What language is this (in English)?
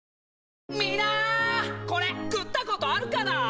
Japanese